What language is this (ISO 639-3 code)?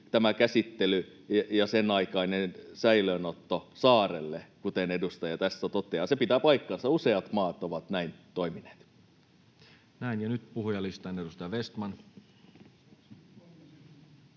fin